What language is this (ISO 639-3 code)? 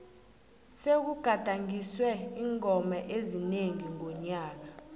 nbl